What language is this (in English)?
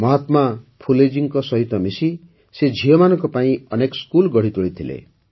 Odia